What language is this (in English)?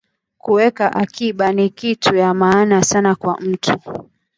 Swahili